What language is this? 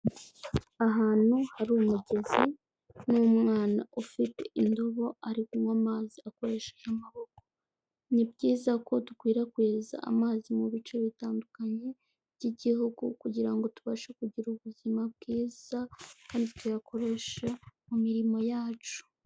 Kinyarwanda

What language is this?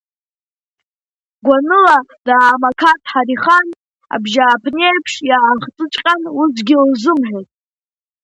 Abkhazian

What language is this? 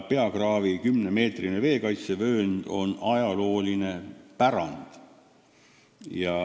Estonian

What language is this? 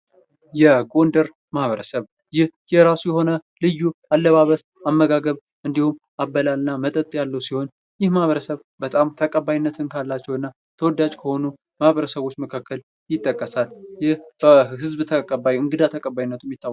Amharic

